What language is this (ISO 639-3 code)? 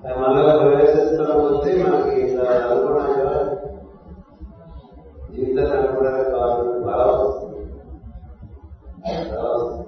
tel